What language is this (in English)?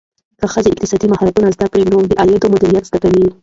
Pashto